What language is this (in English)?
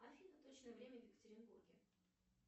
Russian